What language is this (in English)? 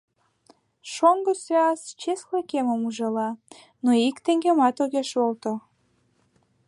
Mari